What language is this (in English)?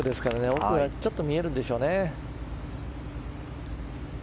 Japanese